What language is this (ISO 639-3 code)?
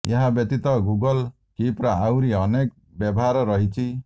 ori